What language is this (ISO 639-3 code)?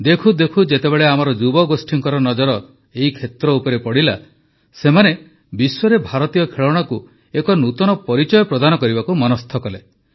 ori